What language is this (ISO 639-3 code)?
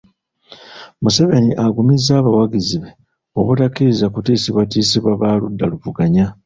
lug